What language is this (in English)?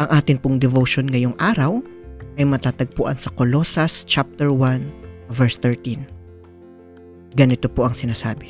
Filipino